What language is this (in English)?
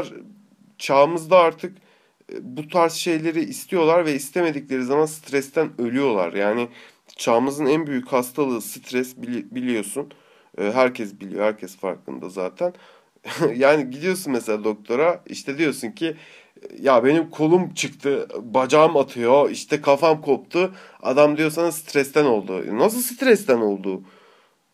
Turkish